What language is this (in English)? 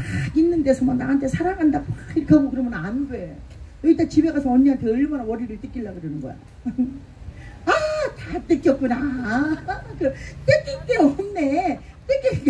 Korean